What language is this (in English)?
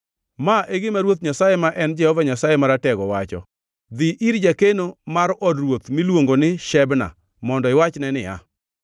Luo (Kenya and Tanzania)